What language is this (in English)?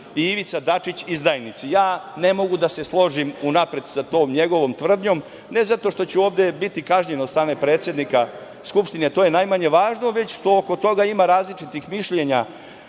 Serbian